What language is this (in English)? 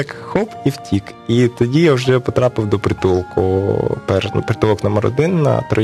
Ukrainian